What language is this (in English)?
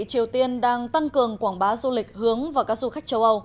Vietnamese